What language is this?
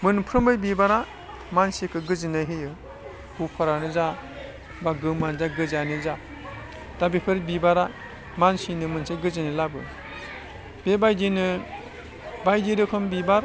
Bodo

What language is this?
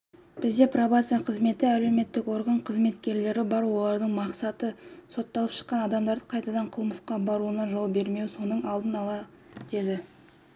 Kazakh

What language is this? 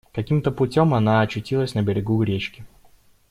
Russian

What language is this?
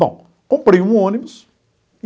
Portuguese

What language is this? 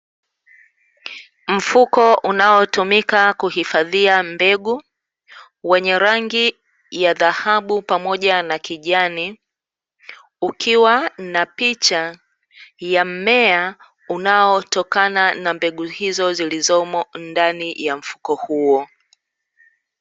Swahili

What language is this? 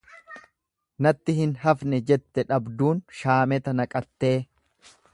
Oromo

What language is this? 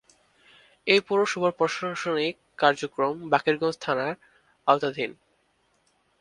Bangla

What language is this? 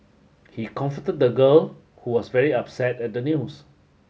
English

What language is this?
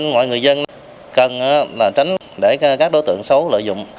Vietnamese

